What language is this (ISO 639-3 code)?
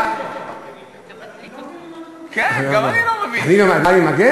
heb